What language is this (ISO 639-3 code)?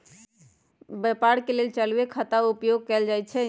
mag